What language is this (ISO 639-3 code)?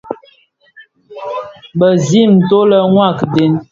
ksf